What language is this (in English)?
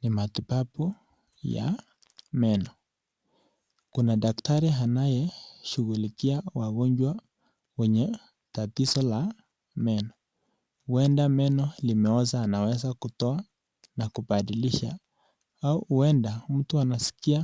Swahili